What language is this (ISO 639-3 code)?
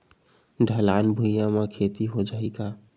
hne